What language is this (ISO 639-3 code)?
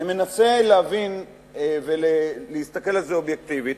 heb